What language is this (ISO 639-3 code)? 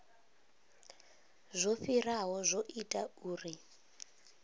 ven